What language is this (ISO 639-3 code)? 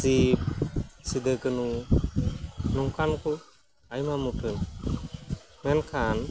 sat